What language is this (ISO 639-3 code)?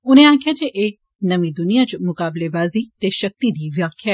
doi